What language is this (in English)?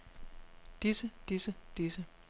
Danish